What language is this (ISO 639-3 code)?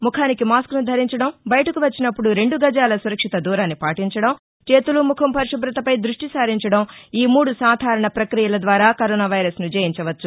tel